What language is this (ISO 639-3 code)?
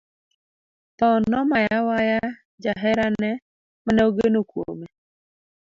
luo